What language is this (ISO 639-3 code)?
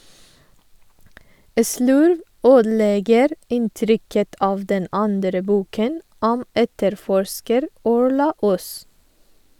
nor